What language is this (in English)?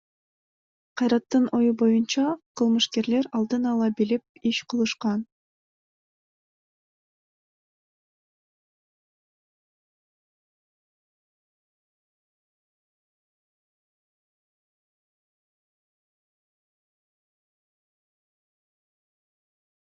Kyrgyz